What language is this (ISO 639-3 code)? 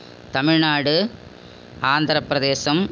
tam